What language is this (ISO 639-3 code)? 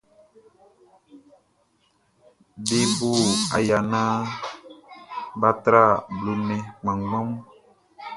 bci